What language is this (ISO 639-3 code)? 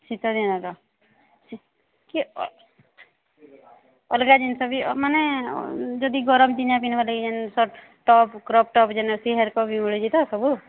ori